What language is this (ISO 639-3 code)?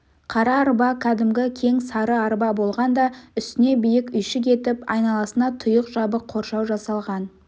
kaz